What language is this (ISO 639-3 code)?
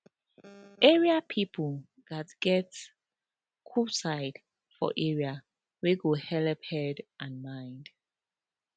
pcm